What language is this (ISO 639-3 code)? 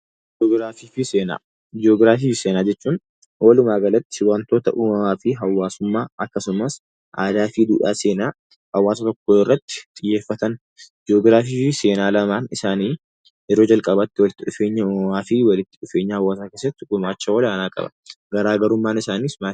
orm